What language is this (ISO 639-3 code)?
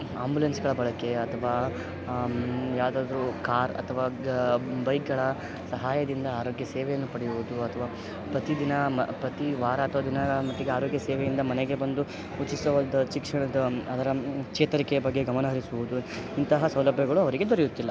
kan